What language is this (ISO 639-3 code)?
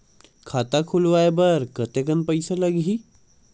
hne